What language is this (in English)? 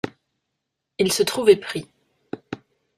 French